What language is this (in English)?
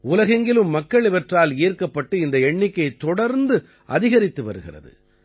Tamil